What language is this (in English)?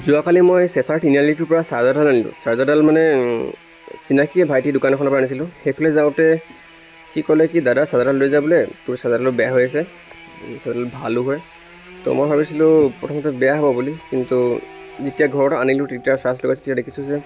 Assamese